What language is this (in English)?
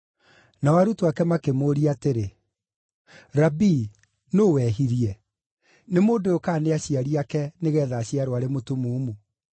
Kikuyu